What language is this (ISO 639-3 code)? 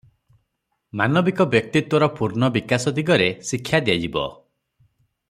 ori